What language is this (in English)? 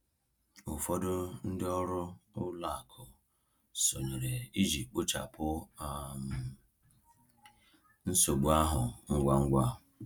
Igbo